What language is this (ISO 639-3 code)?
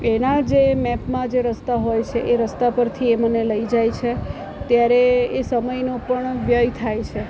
guj